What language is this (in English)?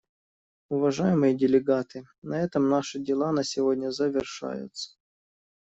Russian